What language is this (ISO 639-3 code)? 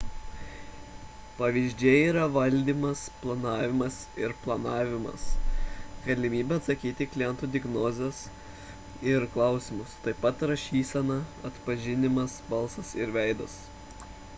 lit